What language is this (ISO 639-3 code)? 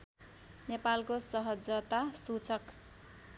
nep